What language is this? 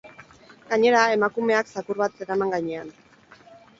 Basque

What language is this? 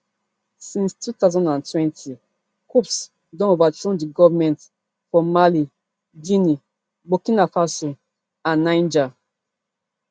Nigerian Pidgin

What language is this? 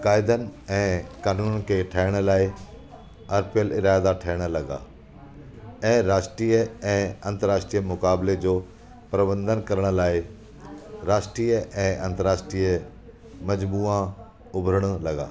Sindhi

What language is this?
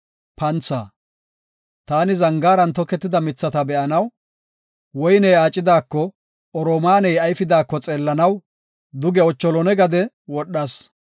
Gofa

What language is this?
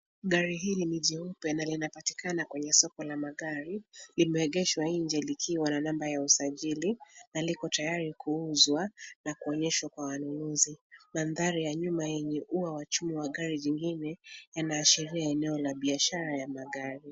Swahili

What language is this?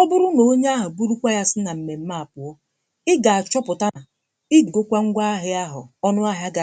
Igbo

